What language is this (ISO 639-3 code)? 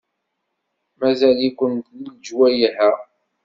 kab